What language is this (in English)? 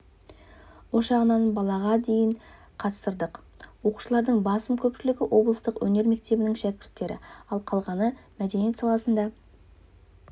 Kazakh